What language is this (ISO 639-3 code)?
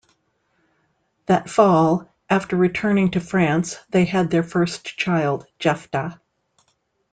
eng